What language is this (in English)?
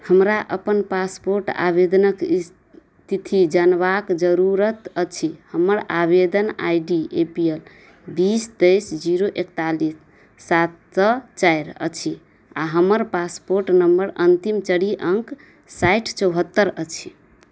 Maithili